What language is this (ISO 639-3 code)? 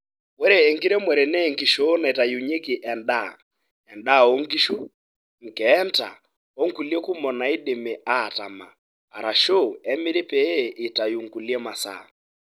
mas